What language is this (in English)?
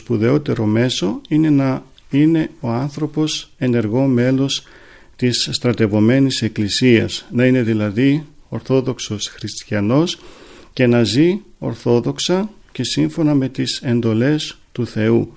Greek